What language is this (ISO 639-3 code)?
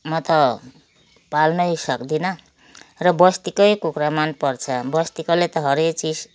nep